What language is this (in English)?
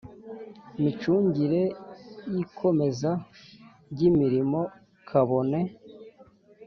Kinyarwanda